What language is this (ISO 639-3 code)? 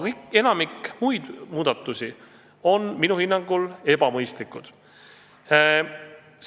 est